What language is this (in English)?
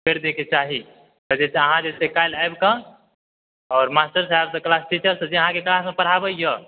Maithili